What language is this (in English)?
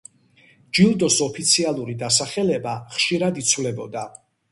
Georgian